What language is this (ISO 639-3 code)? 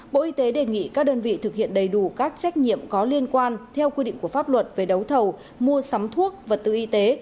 vie